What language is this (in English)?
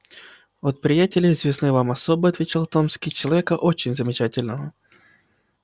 Russian